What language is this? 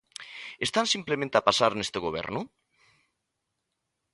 Galician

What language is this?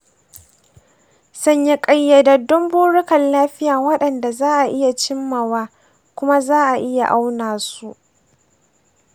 Hausa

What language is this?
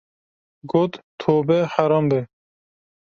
Kurdish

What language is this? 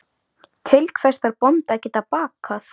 Icelandic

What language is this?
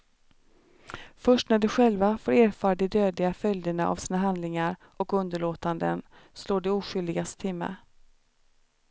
Swedish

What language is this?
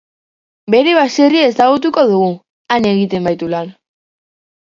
Basque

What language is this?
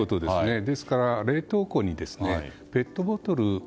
Japanese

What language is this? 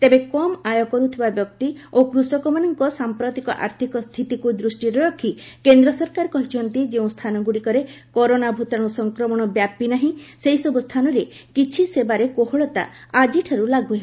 Odia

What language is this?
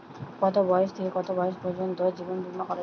Bangla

